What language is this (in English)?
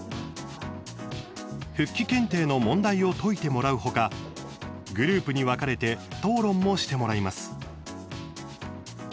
Japanese